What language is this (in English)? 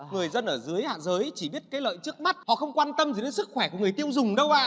Vietnamese